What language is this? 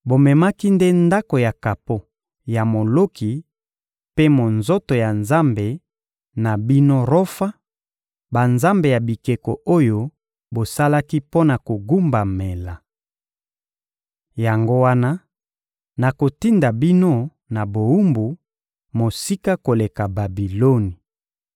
Lingala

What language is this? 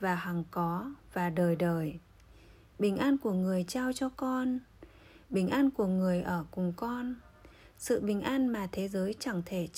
Vietnamese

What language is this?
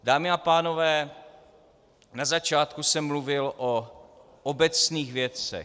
Czech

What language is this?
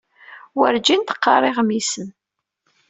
Kabyle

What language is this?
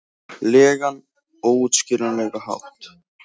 Icelandic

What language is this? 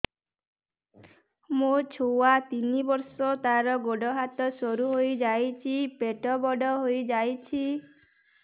Odia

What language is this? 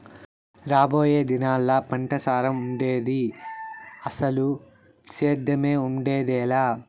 Telugu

